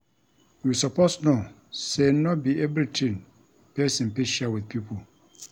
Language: Nigerian Pidgin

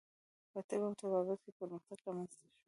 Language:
Pashto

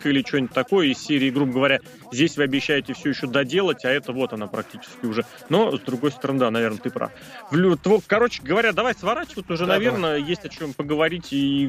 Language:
Russian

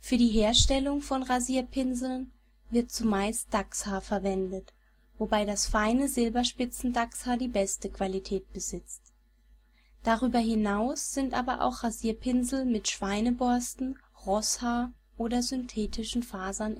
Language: German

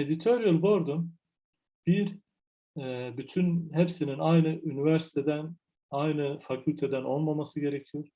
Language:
Turkish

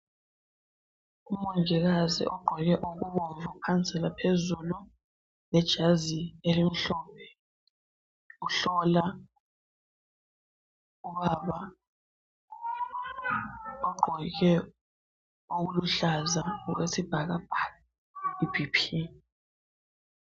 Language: North Ndebele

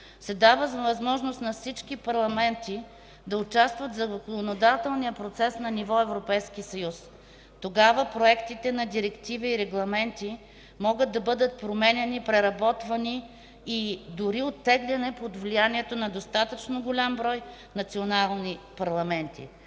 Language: Bulgarian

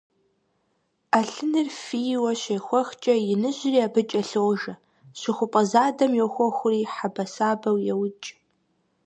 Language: Kabardian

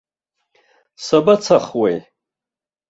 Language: Abkhazian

